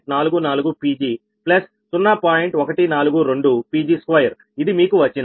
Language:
Telugu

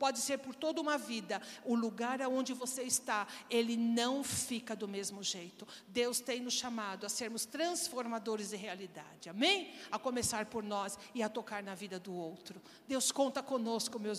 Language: Portuguese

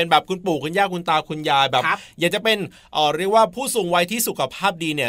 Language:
Thai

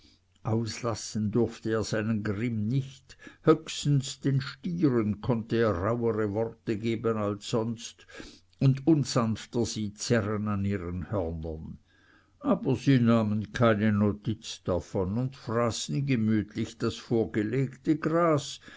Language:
German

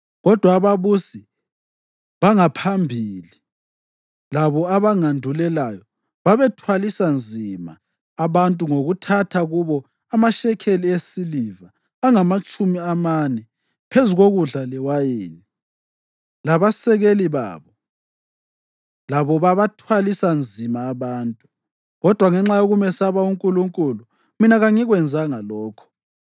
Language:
North Ndebele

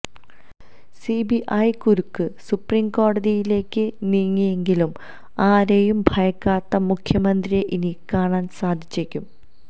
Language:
Malayalam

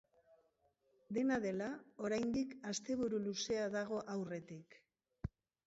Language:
Basque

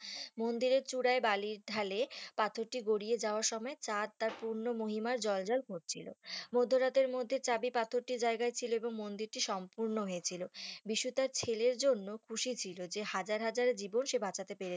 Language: Bangla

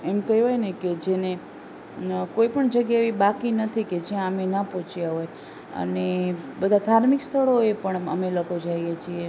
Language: Gujarati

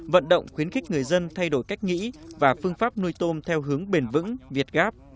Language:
Vietnamese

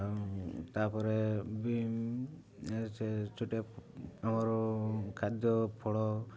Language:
Odia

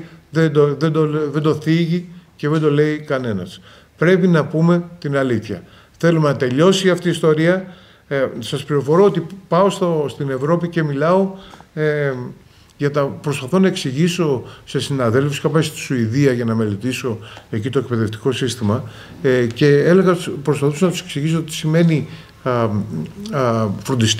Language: Greek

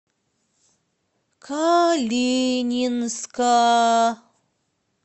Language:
Russian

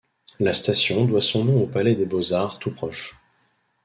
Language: French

